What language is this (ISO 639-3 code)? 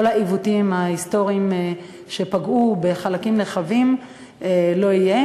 heb